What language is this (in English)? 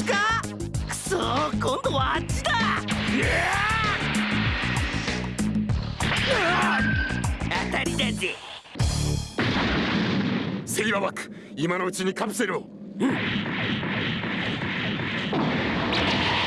Japanese